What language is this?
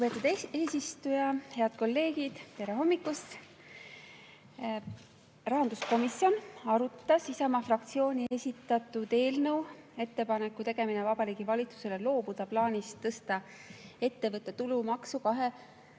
Estonian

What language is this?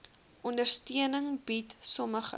Afrikaans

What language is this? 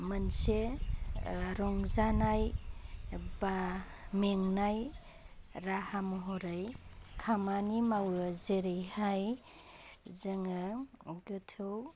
Bodo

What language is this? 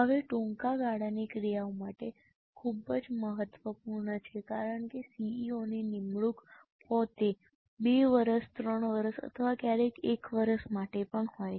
Gujarati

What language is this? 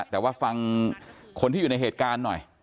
Thai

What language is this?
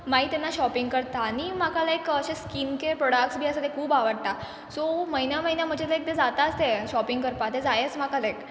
Konkani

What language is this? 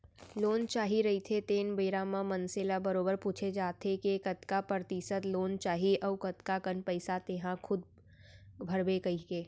Chhattisgarhi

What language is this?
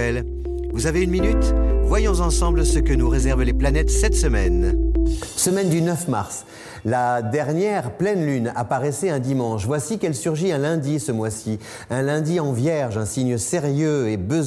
French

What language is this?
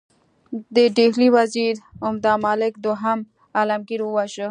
Pashto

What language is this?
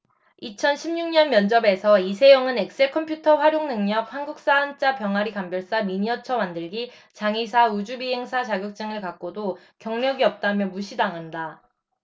Korean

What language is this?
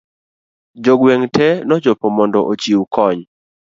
Luo (Kenya and Tanzania)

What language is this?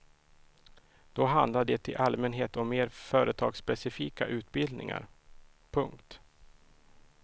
Swedish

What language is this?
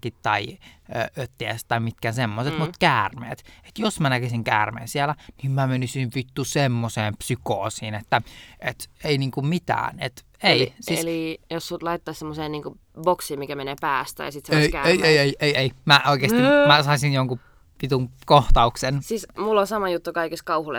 Finnish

